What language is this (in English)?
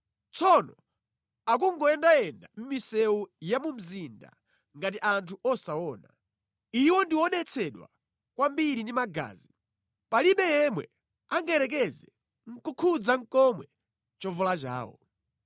Nyanja